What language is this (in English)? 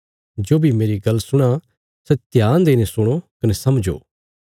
Bilaspuri